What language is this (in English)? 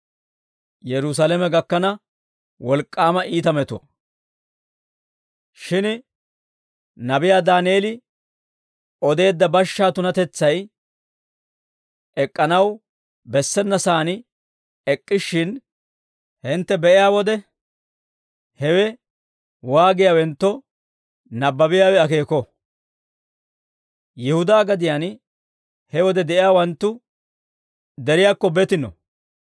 Dawro